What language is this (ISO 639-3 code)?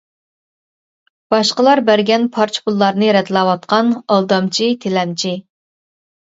uig